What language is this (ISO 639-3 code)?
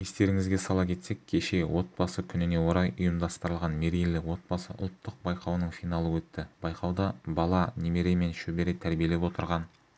kaz